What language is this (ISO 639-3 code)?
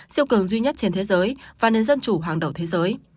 vie